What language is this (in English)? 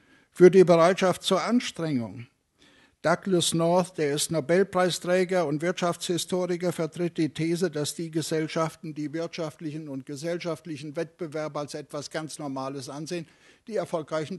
German